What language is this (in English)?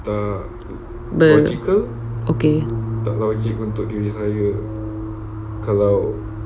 English